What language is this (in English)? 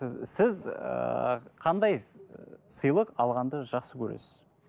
Kazakh